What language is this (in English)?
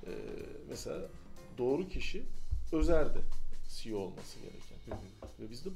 Turkish